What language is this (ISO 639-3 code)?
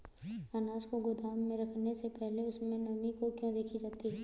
hin